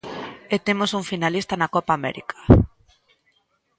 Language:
Galician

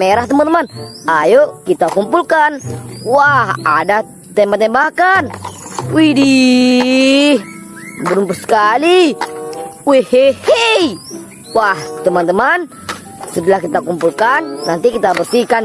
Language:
Indonesian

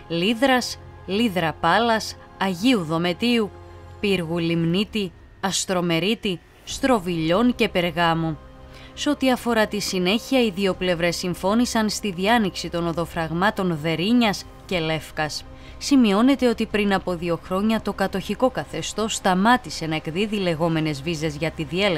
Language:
Greek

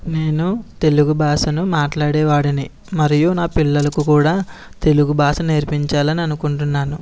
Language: Telugu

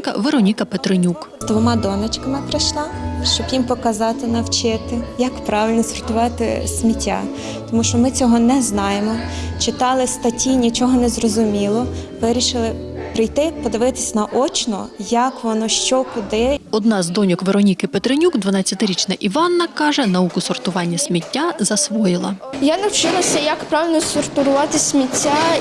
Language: Ukrainian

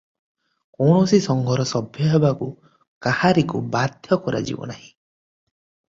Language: Odia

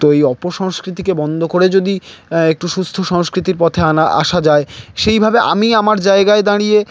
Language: Bangla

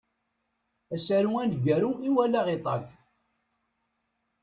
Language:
Kabyle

